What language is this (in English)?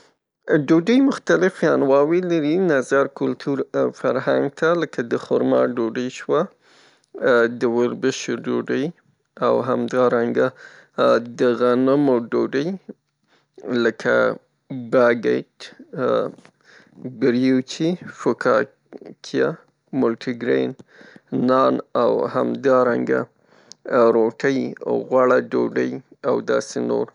Pashto